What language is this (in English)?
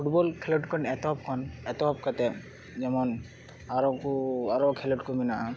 Santali